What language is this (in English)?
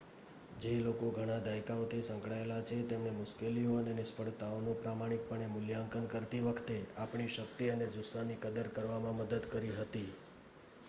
Gujarati